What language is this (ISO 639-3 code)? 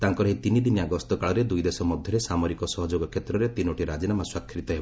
ori